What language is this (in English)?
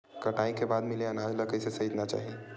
Chhattisgarhi